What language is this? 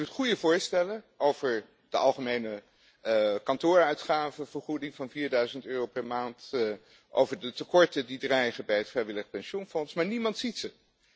Dutch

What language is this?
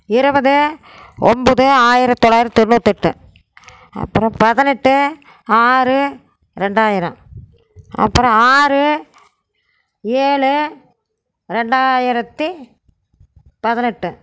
Tamil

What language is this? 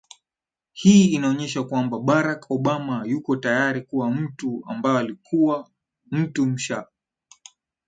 Swahili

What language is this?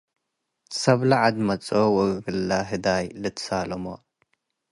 Tigre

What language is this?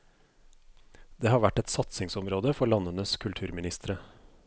Norwegian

